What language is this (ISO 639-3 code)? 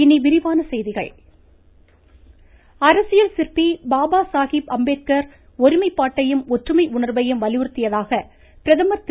tam